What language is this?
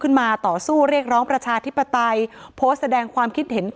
Thai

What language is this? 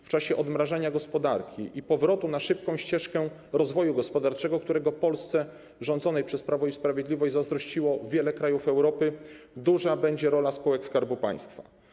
Polish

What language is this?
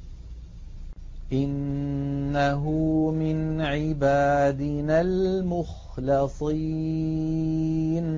Arabic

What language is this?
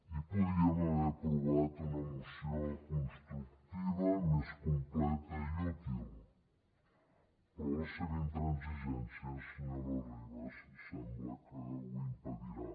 Catalan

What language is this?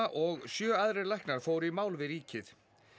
Icelandic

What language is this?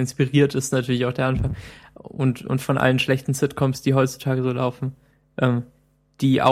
German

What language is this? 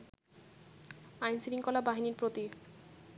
Bangla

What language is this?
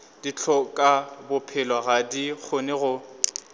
Northern Sotho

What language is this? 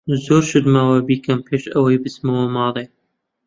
Central Kurdish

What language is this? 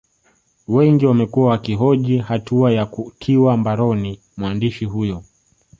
Swahili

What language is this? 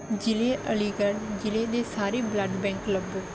Punjabi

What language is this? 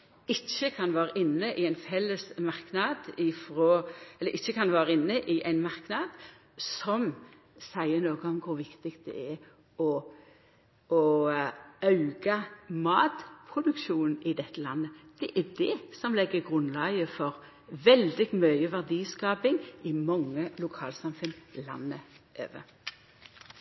Norwegian Nynorsk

